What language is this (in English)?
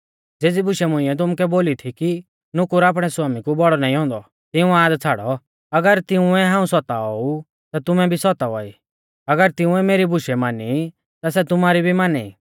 Mahasu Pahari